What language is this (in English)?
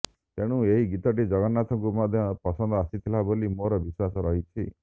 Odia